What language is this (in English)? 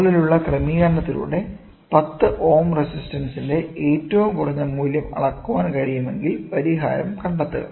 Malayalam